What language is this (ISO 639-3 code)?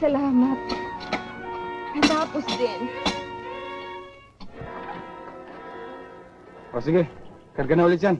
fil